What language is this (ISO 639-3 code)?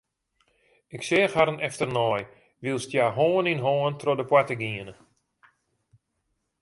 fry